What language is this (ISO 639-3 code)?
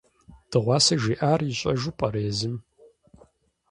kbd